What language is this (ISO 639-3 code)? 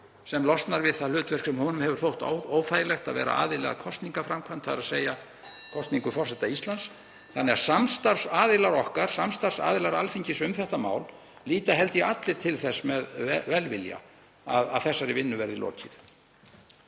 isl